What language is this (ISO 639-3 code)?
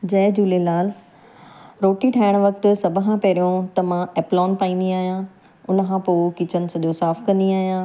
snd